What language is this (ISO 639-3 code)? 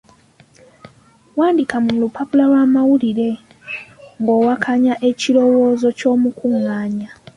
lug